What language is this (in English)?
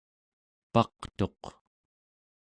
Central Yupik